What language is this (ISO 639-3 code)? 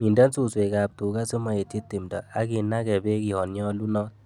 kln